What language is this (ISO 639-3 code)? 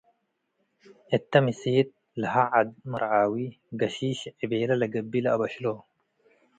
tig